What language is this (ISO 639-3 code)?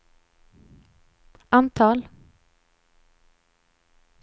swe